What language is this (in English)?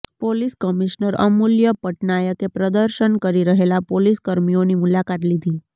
Gujarati